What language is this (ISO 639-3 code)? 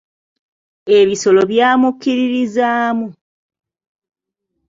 lug